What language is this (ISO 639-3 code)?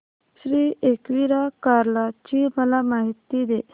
mar